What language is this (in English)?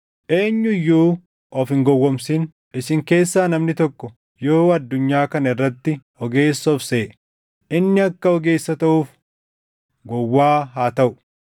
Oromo